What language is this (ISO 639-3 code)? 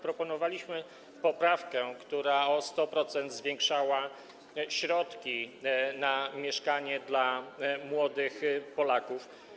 pol